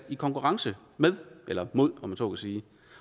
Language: Danish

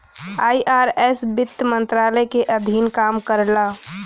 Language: Bhojpuri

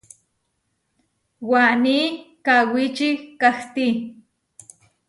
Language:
Huarijio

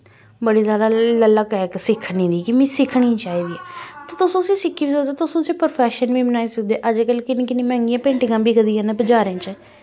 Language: Dogri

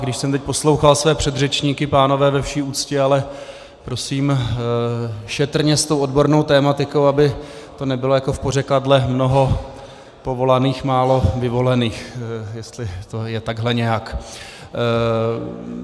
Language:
Czech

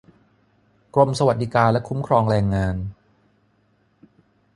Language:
Thai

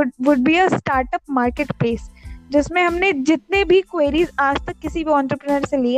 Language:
Hindi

